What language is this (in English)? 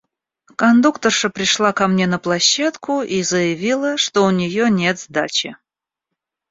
Russian